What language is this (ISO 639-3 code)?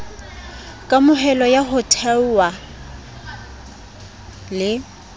sot